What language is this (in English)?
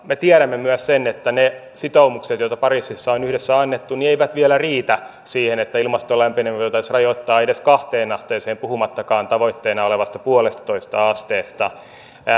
Finnish